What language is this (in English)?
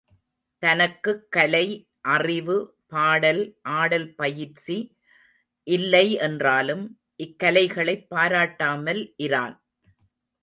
Tamil